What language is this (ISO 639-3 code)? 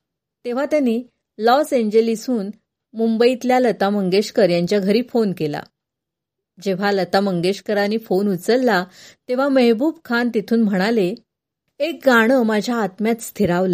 mar